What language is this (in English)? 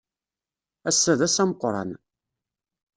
Kabyle